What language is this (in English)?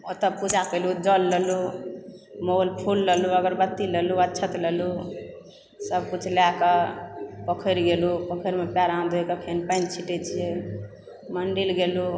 Maithili